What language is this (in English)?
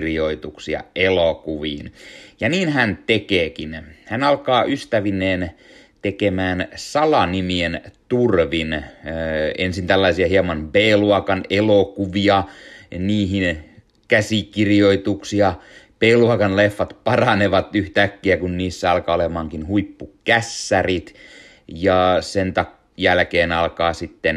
Finnish